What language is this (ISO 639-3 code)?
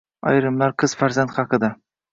uzb